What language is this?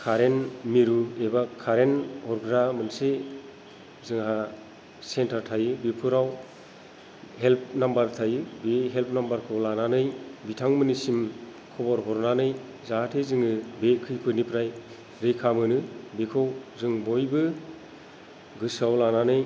Bodo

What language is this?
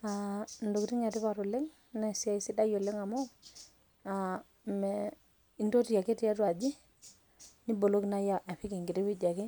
Masai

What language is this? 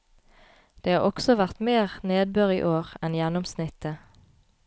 Norwegian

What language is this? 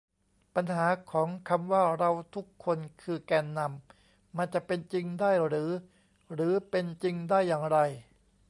Thai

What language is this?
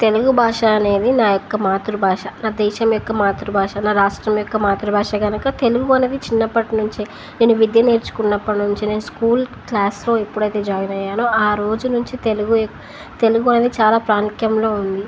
Telugu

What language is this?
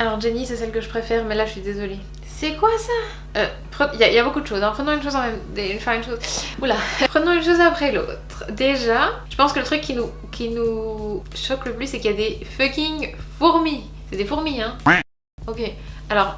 French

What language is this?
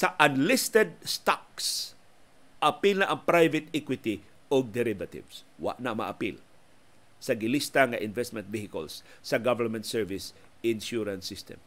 Filipino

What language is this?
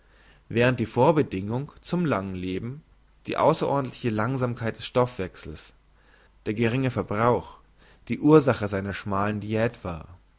German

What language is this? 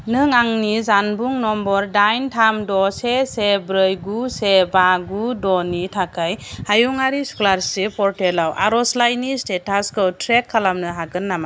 Bodo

